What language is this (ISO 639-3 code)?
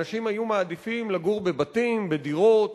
heb